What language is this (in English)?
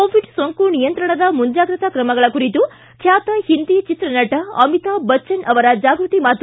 Kannada